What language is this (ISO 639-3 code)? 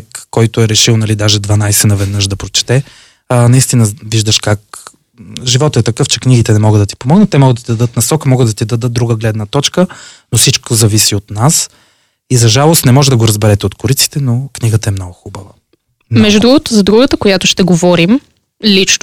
bul